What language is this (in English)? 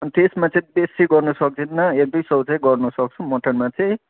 Nepali